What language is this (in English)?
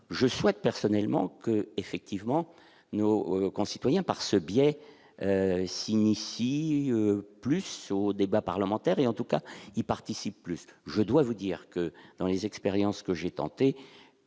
French